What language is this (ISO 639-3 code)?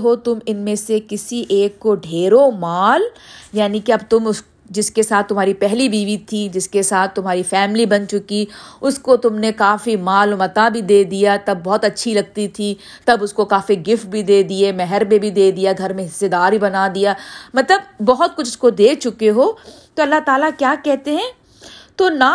urd